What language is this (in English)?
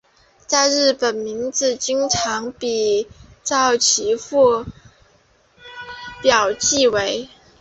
Chinese